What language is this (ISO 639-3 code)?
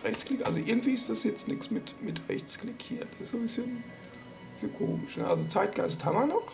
deu